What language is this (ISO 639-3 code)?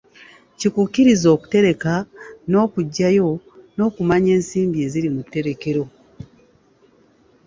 lug